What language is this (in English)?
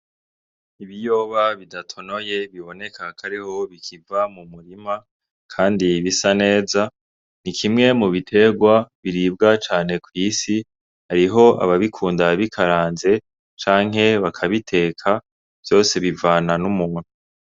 Rundi